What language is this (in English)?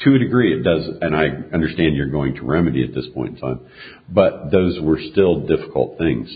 English